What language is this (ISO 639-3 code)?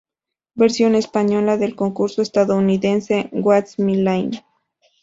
spa